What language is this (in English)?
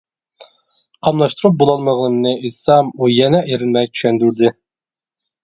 Uyghur